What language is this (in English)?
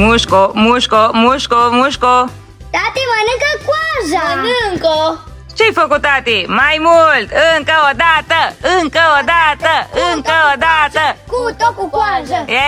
Romanian